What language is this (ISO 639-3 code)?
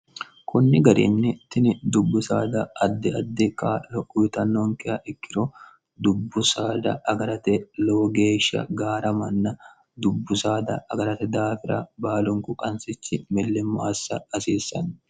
sid